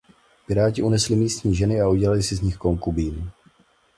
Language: Czech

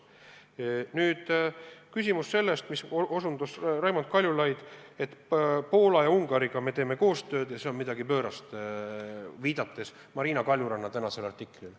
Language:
Estonian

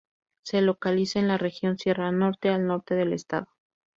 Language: Spanish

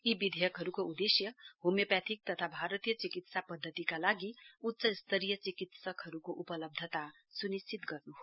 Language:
Nepali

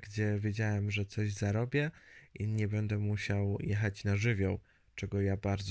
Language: Polish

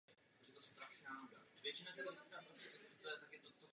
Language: Czech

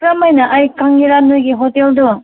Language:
Manipuri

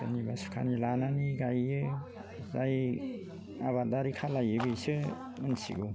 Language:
Bodo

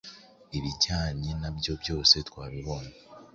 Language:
Kinyarwanda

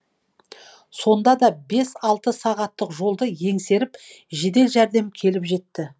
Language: Kazakh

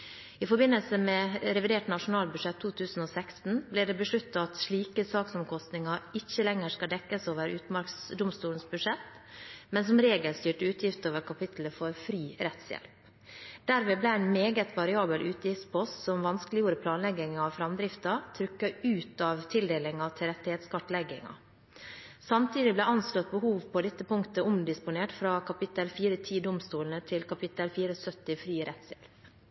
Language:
Norwegian Bokmål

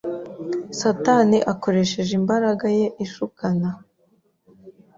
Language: Kinyarwanda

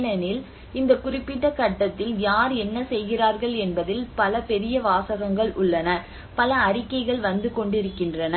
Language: Tamil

